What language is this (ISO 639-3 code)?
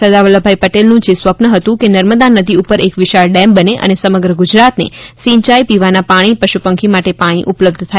guj